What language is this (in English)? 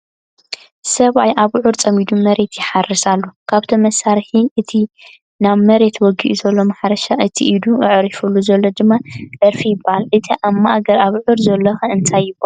Tigrinya